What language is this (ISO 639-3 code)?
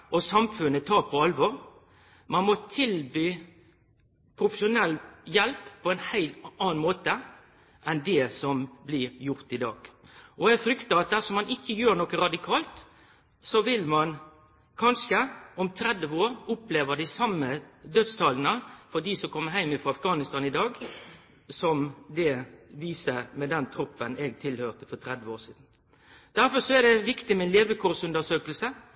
nno